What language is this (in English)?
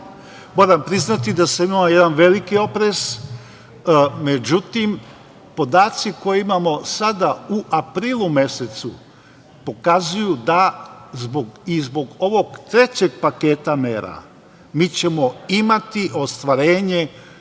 Serbian